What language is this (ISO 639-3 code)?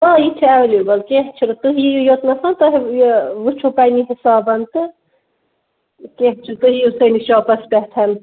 kas